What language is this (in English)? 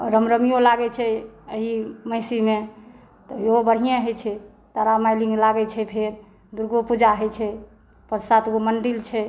Maithili